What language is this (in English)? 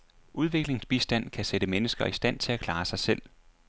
Danish